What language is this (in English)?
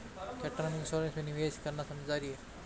Hindi